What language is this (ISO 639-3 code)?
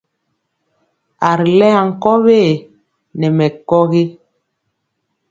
mcx